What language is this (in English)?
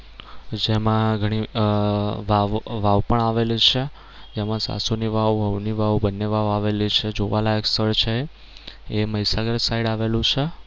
Gujarati